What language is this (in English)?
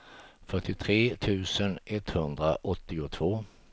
Swedish